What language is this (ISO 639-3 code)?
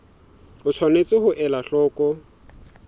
sot